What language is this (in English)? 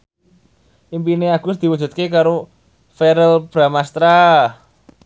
Javanese